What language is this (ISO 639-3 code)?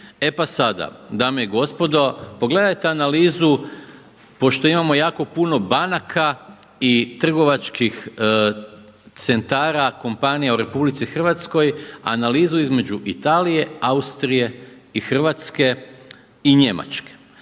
hrv